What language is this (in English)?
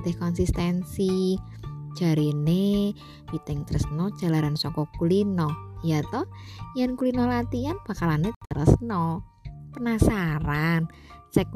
Indonesian